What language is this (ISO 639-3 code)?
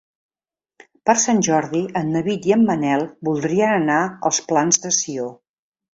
cat